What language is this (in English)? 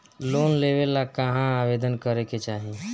Bhojpuri